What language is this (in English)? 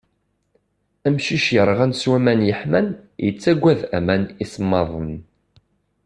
Kabyle